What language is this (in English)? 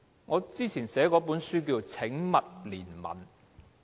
Cantonese